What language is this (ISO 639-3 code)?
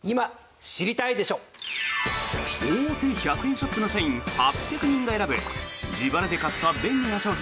jpn